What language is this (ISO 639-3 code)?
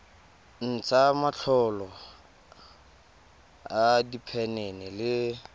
tsn